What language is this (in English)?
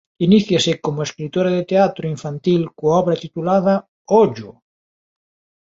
Galician